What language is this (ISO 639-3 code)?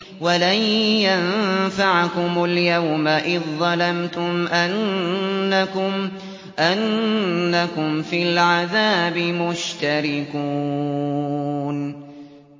ara